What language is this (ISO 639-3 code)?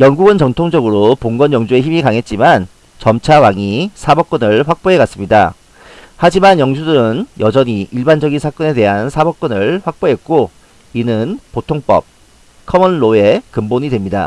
kor